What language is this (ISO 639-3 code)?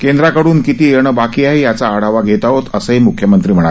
mar